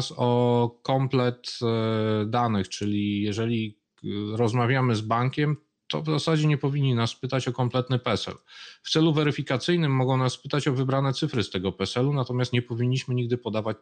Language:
Polish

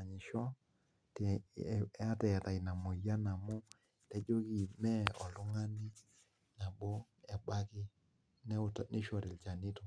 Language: Masai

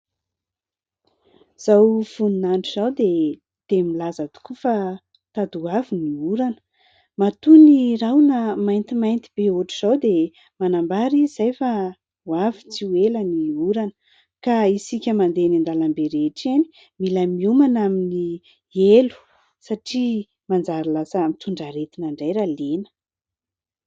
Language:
Malagasy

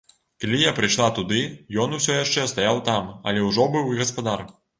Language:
Belarusian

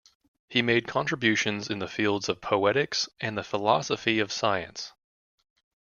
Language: English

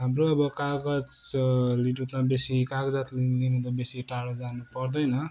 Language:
Nepali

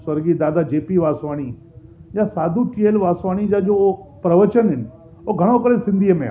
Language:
Sindhi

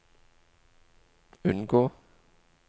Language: Norwegian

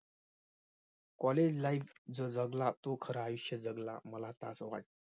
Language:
Marathi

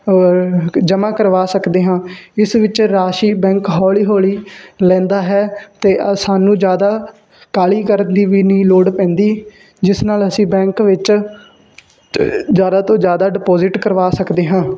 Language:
Punjabi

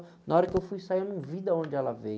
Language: Portuguese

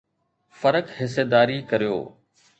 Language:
Sindhi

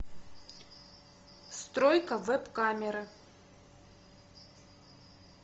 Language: Russian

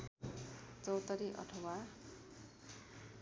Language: Nepali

